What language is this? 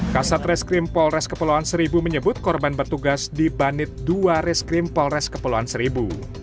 Indonesian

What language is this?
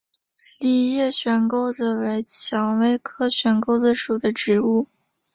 Chinese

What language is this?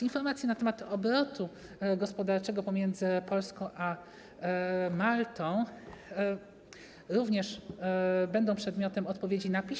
Polish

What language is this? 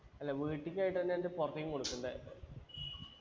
Malayalam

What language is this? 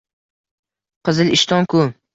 Uzbek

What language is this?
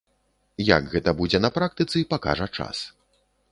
Belarusian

